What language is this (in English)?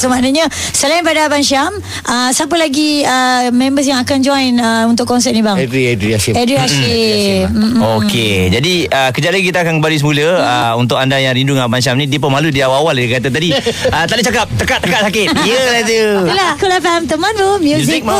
Malay